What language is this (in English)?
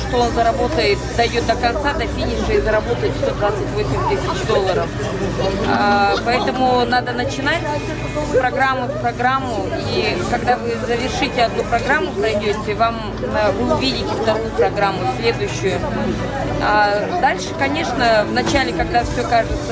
Russian